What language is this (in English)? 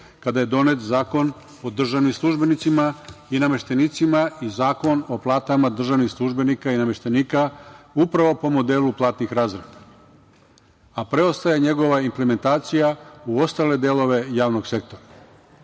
Serbian